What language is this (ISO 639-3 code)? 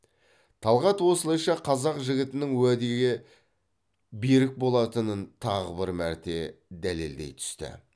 kaz